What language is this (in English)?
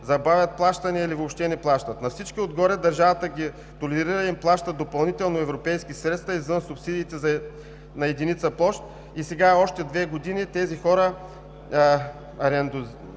Bulgarian